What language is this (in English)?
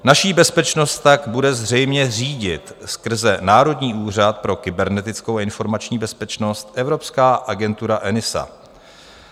Czech